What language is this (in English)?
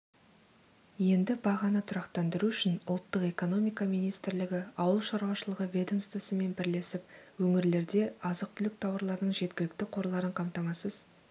Kazakh